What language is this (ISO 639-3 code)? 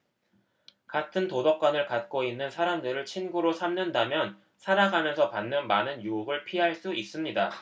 kor